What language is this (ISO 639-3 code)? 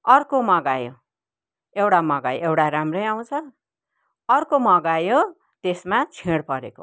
nep